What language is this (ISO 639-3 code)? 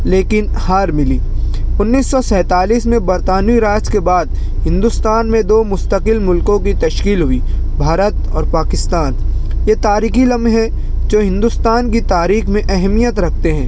urd